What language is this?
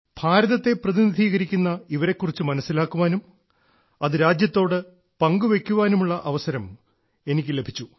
Malayalam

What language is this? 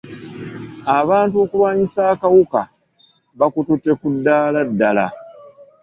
Ganda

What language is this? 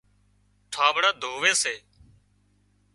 Wadiyara Koli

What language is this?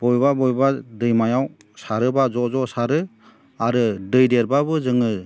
Bodo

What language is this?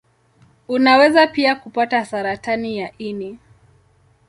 Swahili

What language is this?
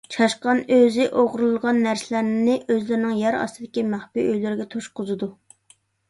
Uyghur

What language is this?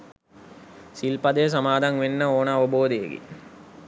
Sinhala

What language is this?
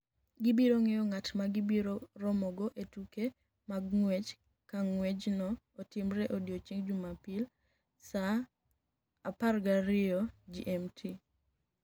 Luo (Kenya and Tanzania)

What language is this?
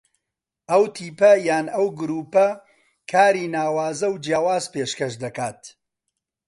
Central Kurdish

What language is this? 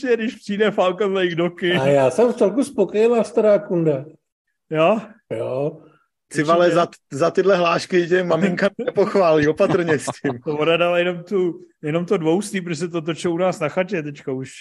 Czech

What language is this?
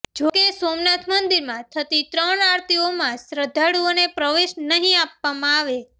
Gujarati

